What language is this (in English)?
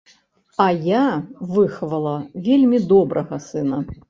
Belarusian